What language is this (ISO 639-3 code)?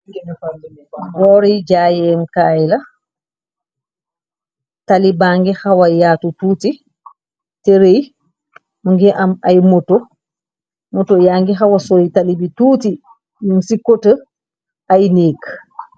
wol